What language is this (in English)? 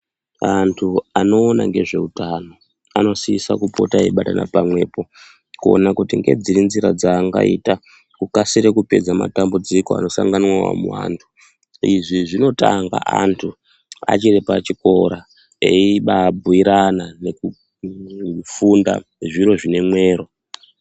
Ndau